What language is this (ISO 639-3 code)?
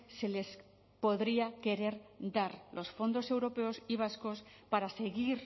spa